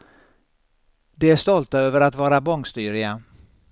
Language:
Swedish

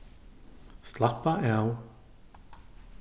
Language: Faroese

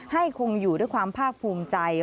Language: Thai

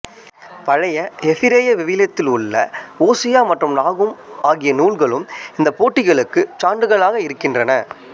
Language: Tamil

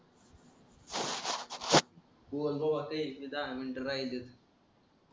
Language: Marathi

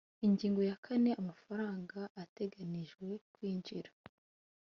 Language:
Kinyarwanda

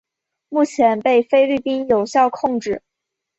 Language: Chinese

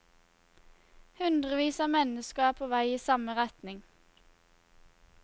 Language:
Norwegian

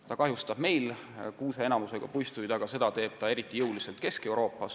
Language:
Estonian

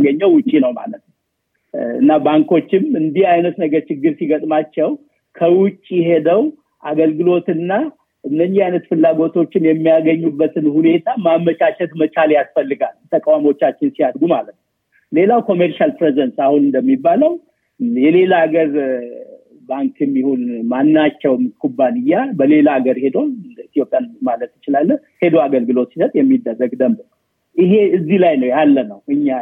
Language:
Amharic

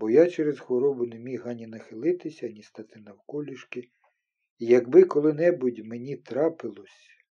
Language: Ukrainian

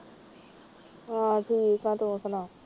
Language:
Punjabi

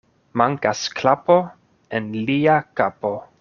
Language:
Esperanto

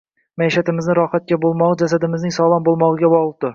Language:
Uzbek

